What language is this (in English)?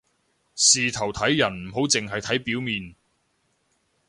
Cantonese